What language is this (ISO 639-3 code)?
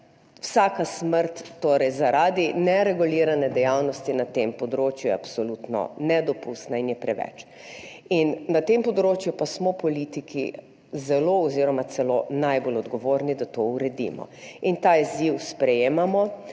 slv